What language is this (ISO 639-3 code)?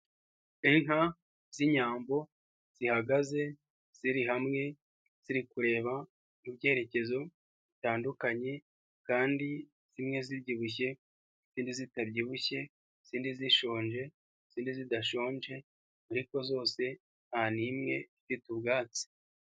kin